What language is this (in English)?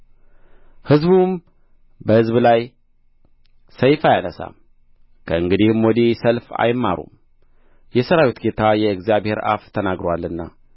Amharic